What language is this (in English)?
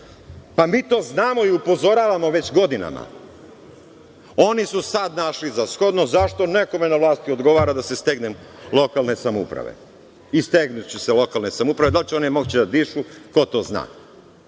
Serbian